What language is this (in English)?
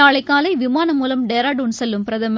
Tamil